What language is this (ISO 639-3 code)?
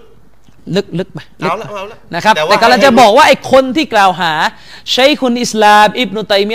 tha